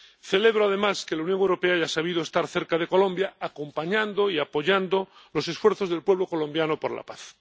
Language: Spanish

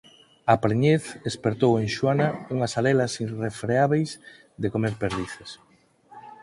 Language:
Galician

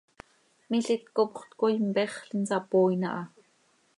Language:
Seri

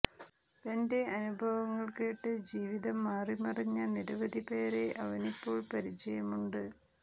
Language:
Malayalam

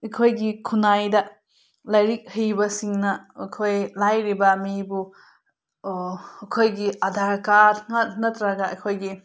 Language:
Manipuri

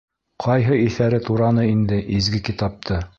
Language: Bashkir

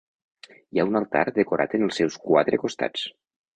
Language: Catalan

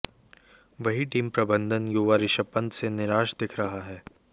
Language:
Hindi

